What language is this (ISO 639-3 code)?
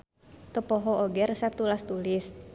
sun